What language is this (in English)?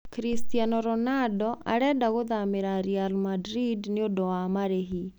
Kikuyu